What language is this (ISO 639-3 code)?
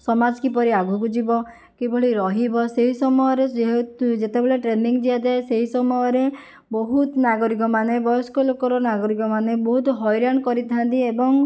ori